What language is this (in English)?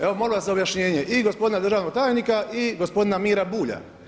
Croatian